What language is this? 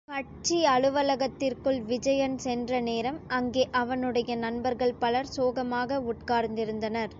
Tamil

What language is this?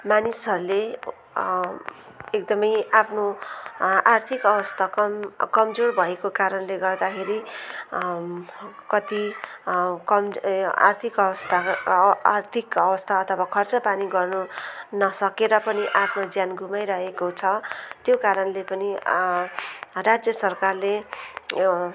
Nepali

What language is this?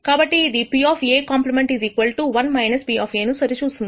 Telugu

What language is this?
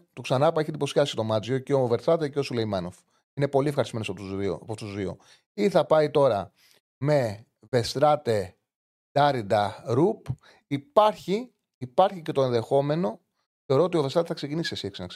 Greek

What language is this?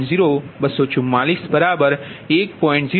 Gujarati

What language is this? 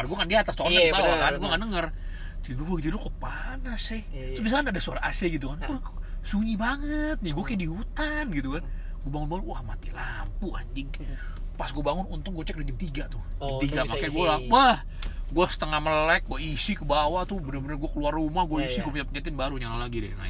Indonesian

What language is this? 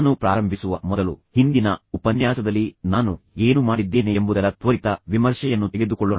Kannada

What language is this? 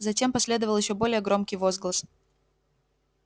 Russian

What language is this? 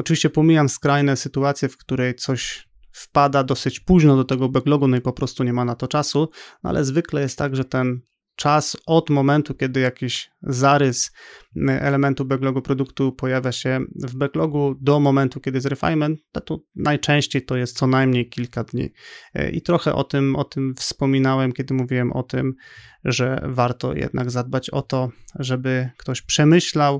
Polish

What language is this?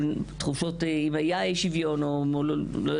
Hebrew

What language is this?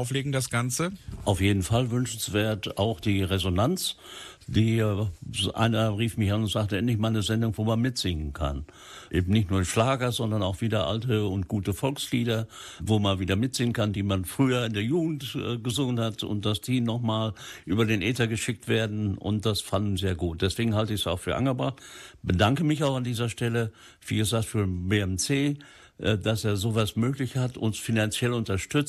German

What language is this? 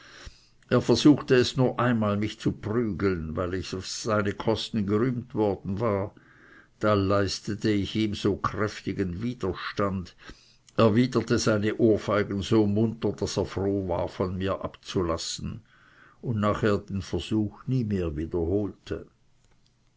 German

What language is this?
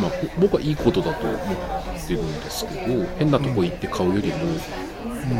Japanese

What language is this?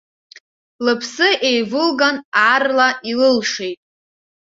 Abkhazian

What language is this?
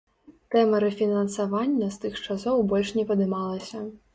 Belarusian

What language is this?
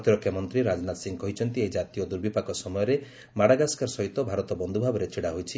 Odia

